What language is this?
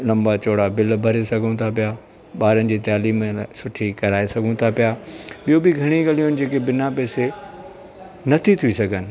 Sindhi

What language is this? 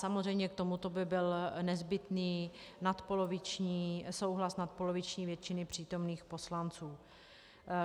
Czech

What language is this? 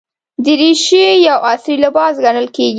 Pashto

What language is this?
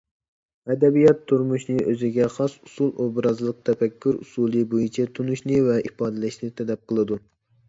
Uyghur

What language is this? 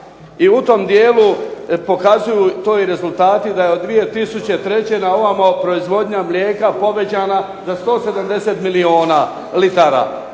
Croatian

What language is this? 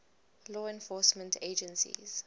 English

